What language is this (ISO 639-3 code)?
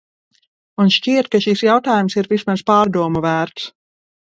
lav